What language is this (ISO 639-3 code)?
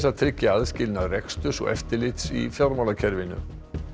isl